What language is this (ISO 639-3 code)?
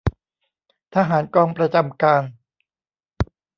tha